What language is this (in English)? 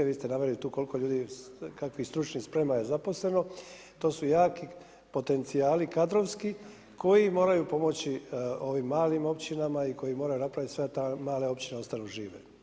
Croatian